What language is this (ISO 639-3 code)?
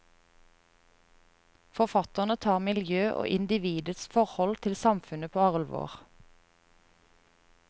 nor